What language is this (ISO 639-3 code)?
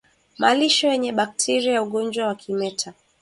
swa